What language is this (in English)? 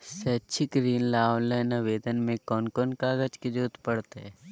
Magahi